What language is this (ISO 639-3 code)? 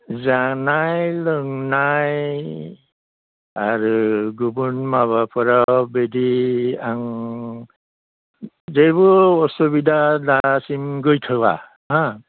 brx